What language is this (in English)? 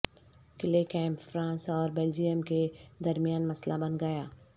Urdu